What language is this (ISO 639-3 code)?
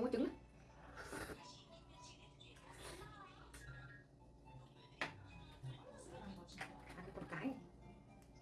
vie